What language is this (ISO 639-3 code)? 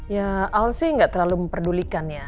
ind